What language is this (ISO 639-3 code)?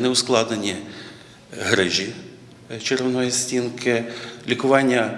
ukr